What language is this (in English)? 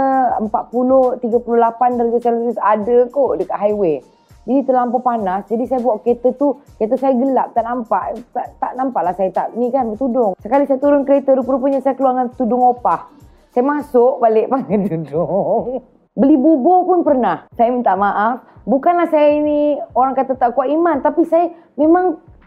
Malay